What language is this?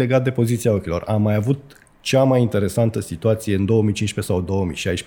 Romanian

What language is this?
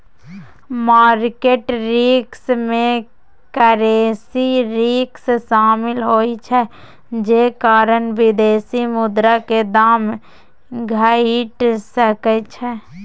Maithili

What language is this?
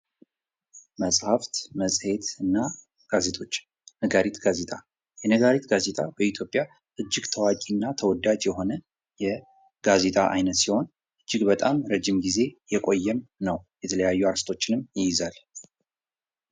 Amharic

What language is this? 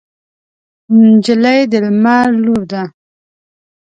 Pashto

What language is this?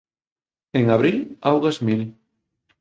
Galician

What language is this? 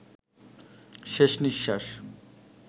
Bangla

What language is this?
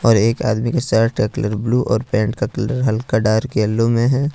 Hindi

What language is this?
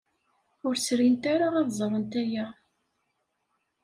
Kabyle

